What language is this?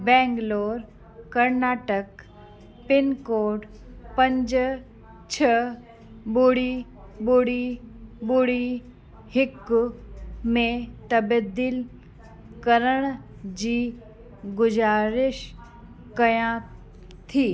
Sindhi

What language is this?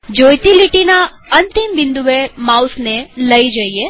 Gujarati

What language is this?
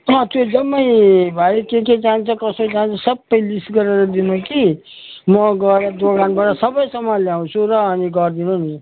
Nepali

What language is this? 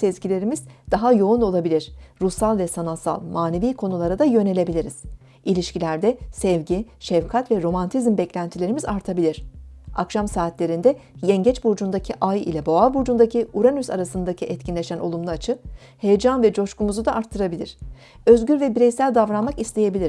Turkish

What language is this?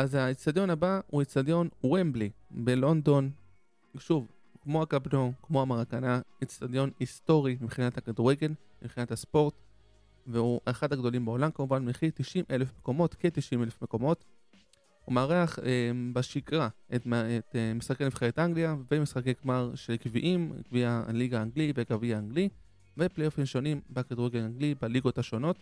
Hebrew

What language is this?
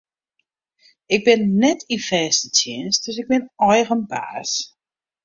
Western Frisian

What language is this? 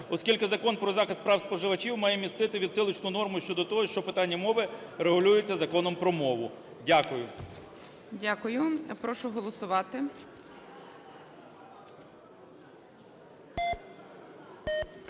Ukrainian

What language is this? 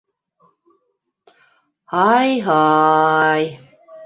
Bashkir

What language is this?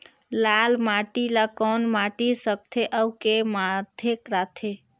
Chhattisgarhi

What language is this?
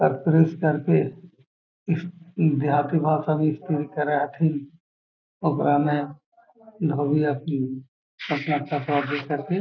Magahi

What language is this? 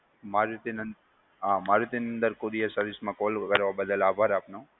Gujarati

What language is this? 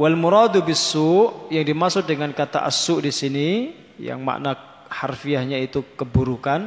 Indonesian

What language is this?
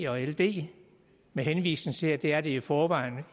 Danish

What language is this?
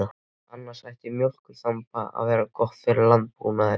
Icelandic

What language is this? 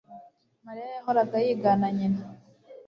Kinyarwanda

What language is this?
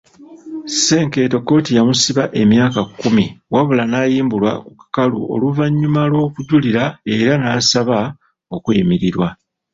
Ganda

